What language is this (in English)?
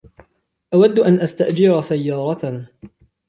Arabic